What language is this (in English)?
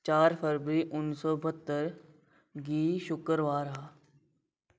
Dogri